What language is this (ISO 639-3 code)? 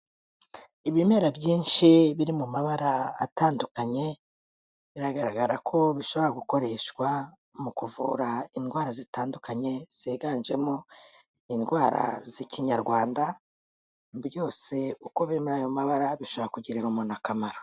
kin